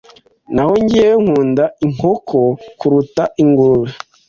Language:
Kinyarwanda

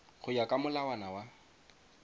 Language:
Tswana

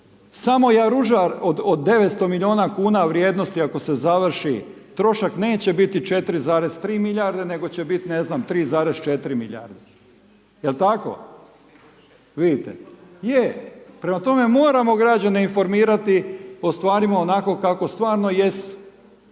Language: Croatian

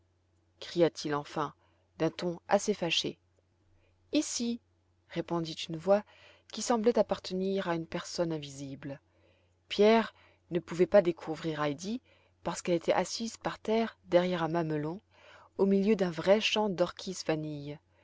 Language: French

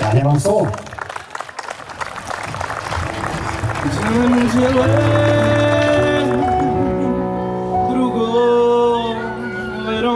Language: Slovak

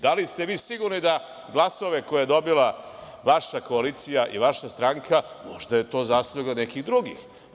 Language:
Serbian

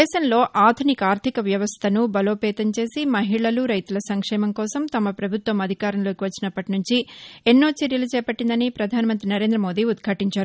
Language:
Telugu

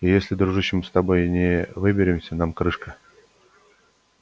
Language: Russian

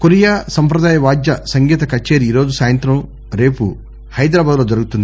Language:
Telugu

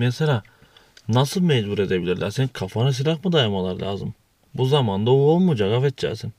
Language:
Turkish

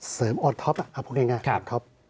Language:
Thai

